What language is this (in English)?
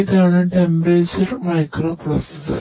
Malayalam